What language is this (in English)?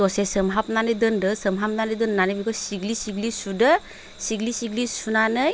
Bodo